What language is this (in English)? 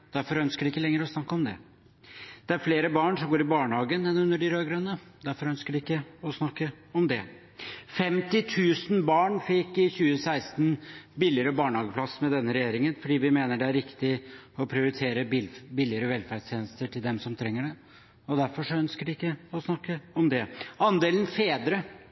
Norwegian Bokmål